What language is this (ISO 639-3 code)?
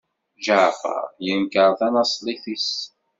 kab